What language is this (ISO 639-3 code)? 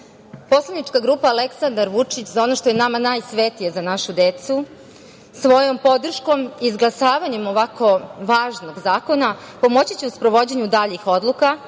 srp